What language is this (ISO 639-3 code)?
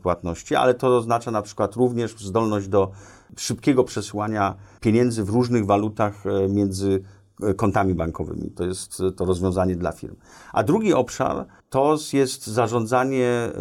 pol